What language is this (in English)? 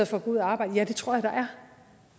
Danish